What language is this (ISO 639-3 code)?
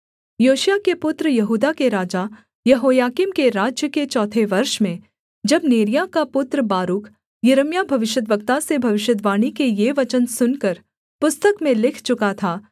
hin